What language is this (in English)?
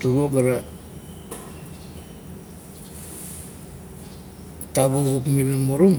Kuot